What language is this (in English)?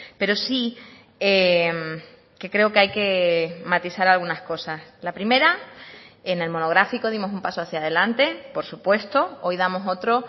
Spanish